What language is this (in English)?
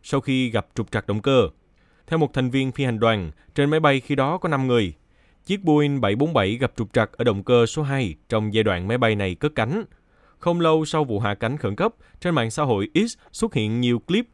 Vietnamese